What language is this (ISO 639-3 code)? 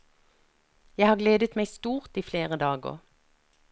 nor